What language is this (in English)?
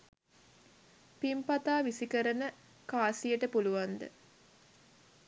Sinhala